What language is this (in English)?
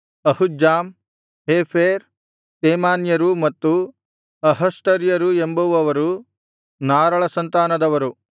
Kannada